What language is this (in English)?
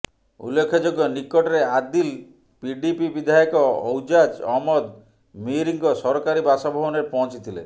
Odia